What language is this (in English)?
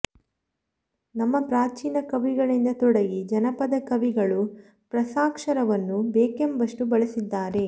Kannada